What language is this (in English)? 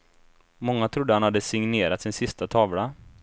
Swedish